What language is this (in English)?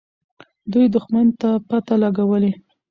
Pashto